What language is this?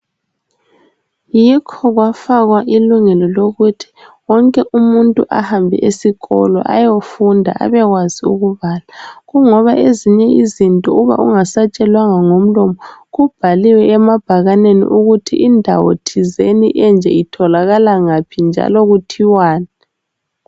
North Ndebele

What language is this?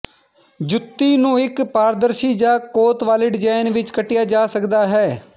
Punjabi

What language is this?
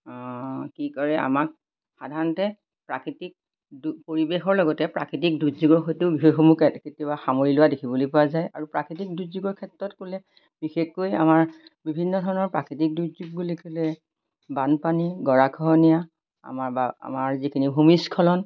Assamese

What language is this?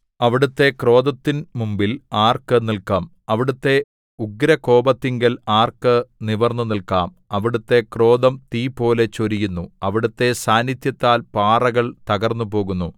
Malayalam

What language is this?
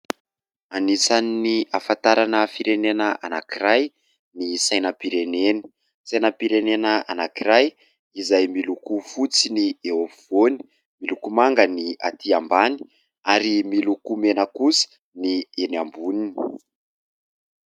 Malagasy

